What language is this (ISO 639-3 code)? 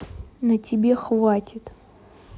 rus